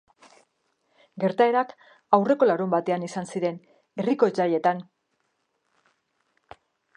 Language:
Basque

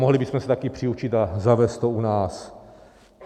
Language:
Czech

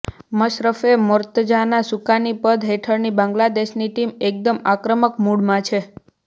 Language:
Gujarati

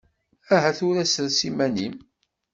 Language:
Kabyle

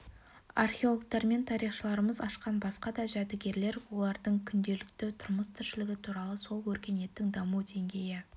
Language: Kazakh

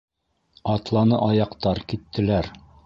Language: Bashkir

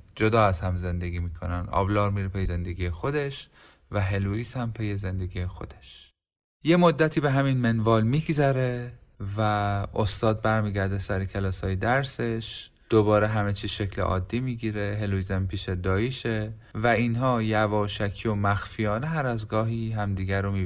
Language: Persian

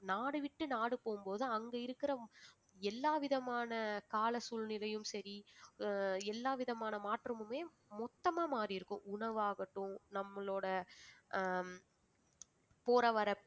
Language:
Tamil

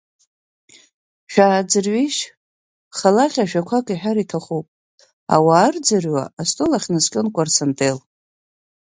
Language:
Abkhazian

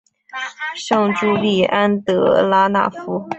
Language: Chinese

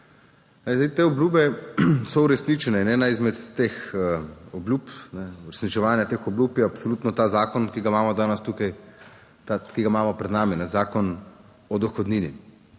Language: Slovenian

